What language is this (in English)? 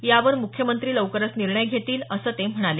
Marathi